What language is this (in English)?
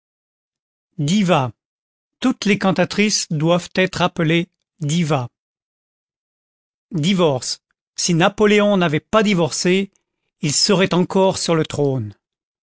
French